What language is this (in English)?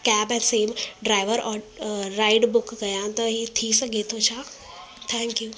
Sindhi